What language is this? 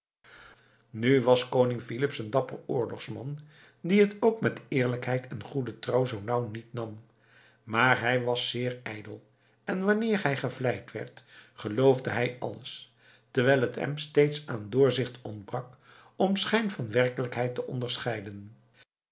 Dutch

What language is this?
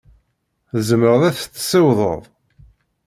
Kabyle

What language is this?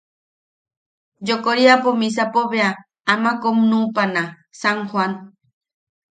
Yaqui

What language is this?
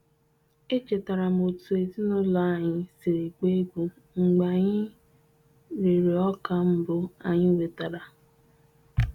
Igbo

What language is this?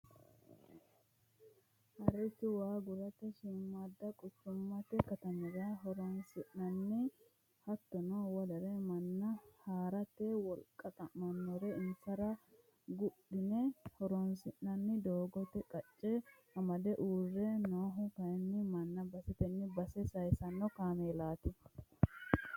Sidamo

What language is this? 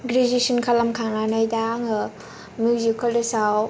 Bodo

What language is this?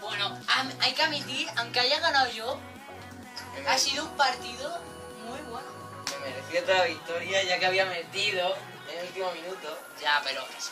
Spanish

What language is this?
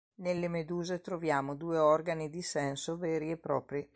Italian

